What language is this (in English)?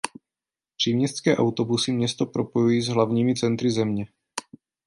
Czech